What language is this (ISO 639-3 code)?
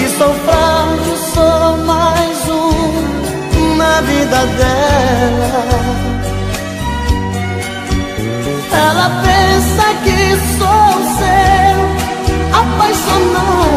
por